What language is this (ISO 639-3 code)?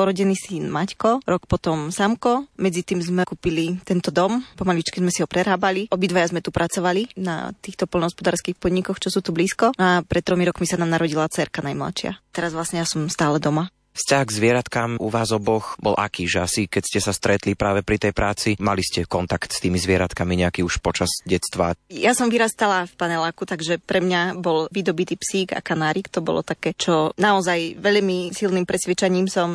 slk